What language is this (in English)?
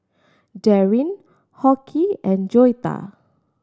English